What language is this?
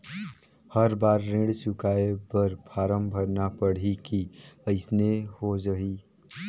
Chhattisgarhi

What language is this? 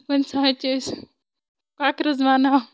Kashmiri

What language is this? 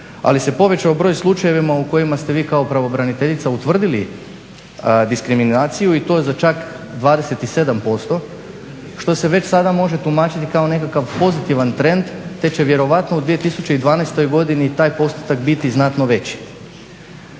Croatian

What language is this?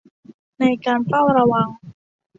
Thai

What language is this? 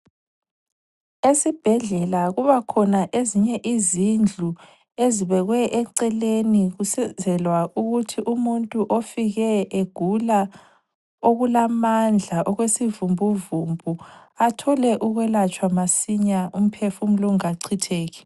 North Ndebele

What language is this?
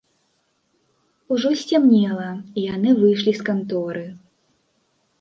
Belarusian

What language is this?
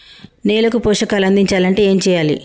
Telugu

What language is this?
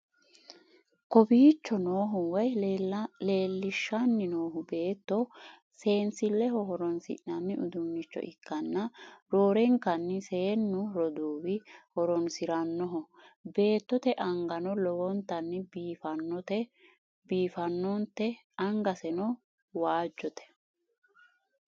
Sidamo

